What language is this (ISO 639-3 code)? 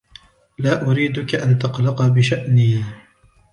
ara